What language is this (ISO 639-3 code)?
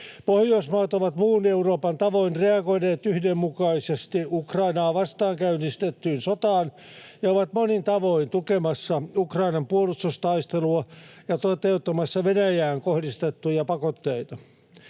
fin